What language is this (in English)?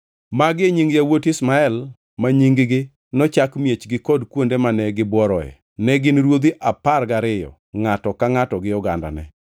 Luo (Kenya and Tanzania)